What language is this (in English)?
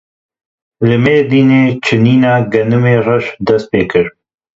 Kurdish